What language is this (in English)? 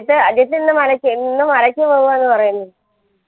Malayalam